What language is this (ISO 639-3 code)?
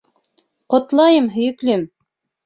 bak